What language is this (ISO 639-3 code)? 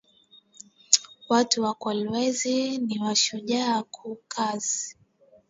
swa